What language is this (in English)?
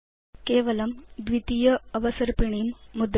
Sanskrit